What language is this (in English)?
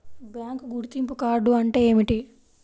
Telugu